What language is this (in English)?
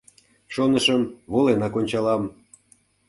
Mari